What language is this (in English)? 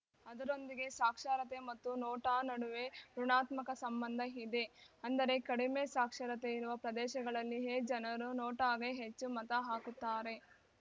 Kannada